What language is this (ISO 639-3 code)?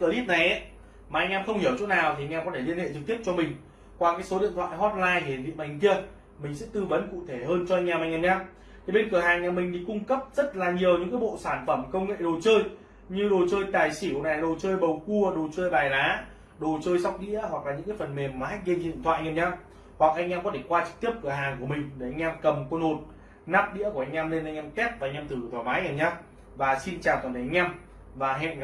vie